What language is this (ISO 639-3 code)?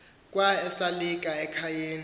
xho